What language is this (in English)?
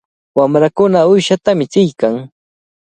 Cajatambo North Lima Quechua